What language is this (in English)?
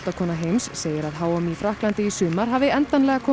Icelandic